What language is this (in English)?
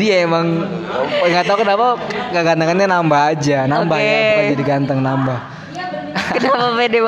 Indonesian